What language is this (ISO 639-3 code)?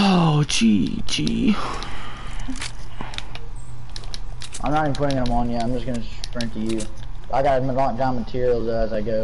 eng